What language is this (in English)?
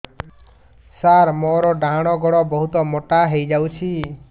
Odia